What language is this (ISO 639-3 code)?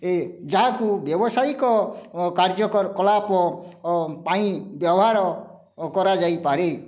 ori